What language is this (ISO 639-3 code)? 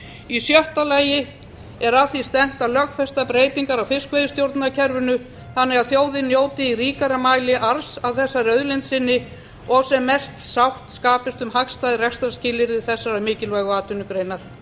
isl